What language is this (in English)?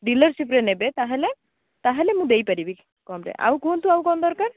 Odia